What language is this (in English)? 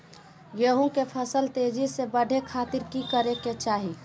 Magahi